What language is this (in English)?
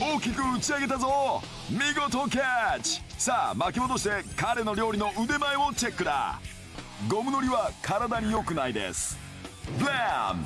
Japanese